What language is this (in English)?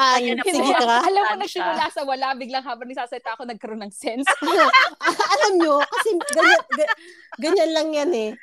Filipino